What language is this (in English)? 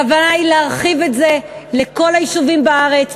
Hebrew